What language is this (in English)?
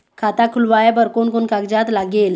Chhattisgarhi